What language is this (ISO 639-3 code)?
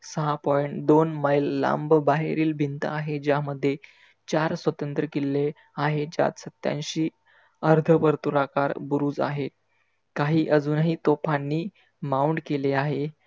mar